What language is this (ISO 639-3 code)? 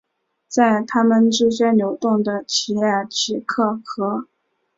zho